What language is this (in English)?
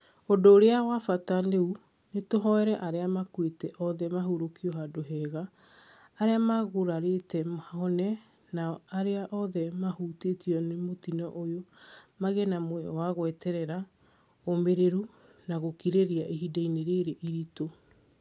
Kikuyu